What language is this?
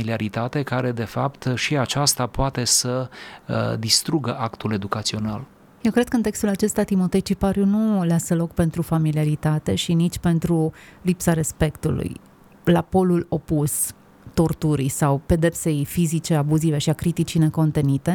Romanian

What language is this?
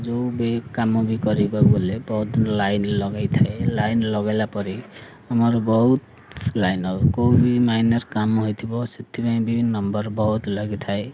Odia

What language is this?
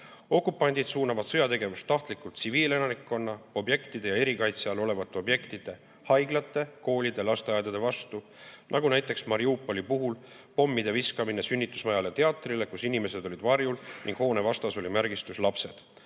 Estonian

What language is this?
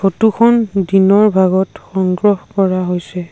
Assamese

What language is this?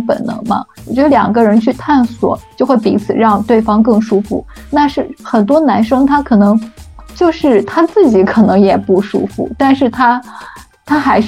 Chinese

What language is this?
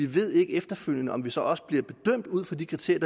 Danish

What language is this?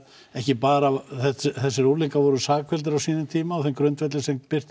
Icelandic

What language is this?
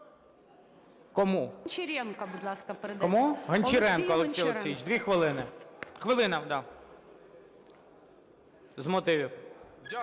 Ukrainian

